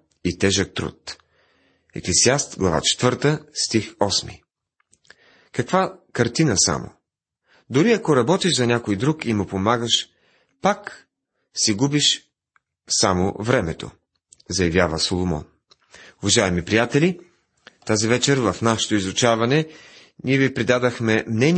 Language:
Bulgarian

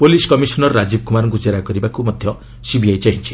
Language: Odia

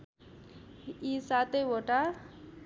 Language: Nepali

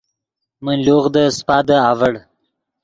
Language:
Yidgha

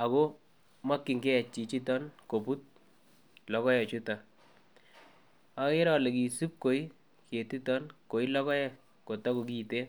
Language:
Kalenjin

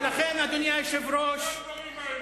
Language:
Hebrew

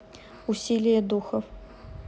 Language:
Russian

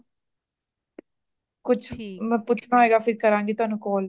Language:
Punjabi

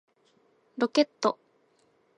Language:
Japanese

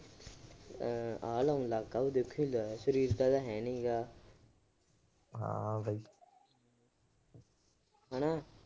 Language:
Punjabi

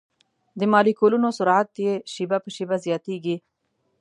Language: Pashto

